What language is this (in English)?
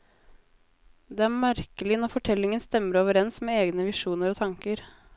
Norwegian